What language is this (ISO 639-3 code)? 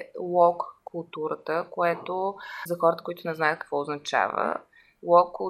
bul